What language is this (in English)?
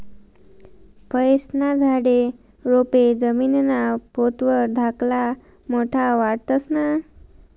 Marathi